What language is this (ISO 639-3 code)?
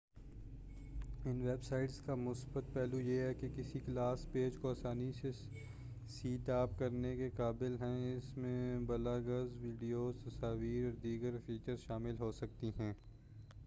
urd